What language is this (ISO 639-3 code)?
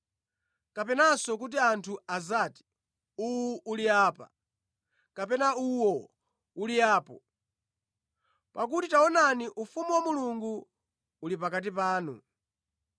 nya